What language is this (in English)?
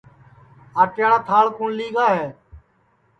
Sansi